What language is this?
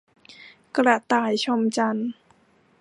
Thai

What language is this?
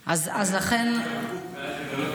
Hebrew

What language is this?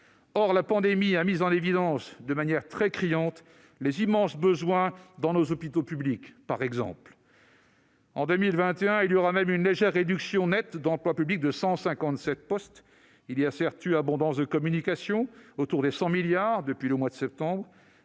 French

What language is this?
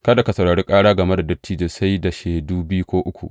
Hausa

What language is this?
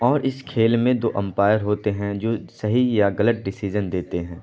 Urdu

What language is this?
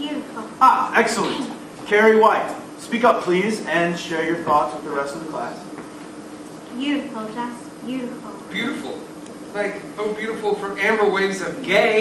English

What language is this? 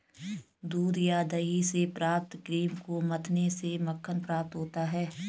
Hindi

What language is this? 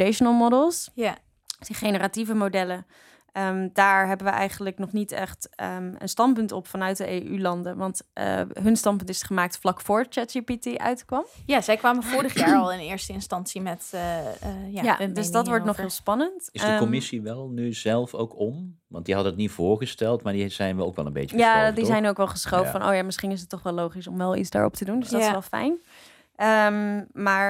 Dutch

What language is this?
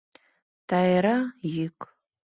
Mari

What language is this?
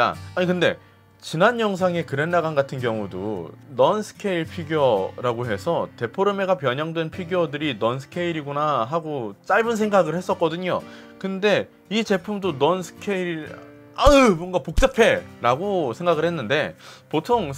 Korean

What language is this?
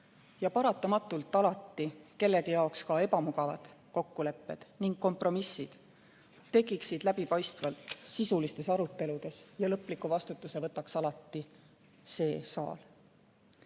Estonian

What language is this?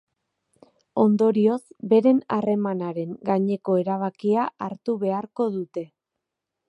Basque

